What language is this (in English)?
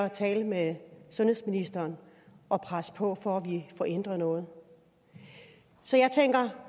Danish